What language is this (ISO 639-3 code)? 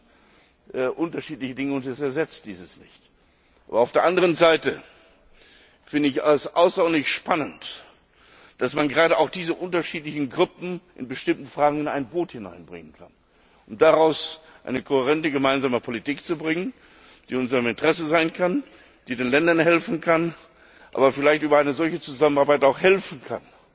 deu